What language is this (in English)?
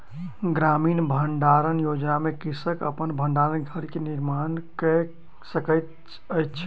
Maithili